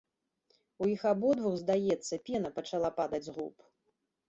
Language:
Belarusian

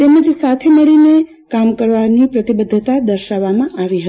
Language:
Gujarati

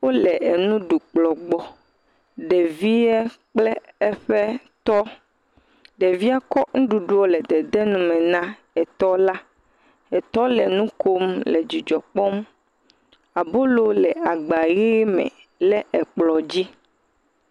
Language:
Ewe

